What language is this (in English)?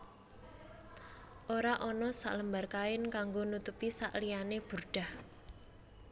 Javanese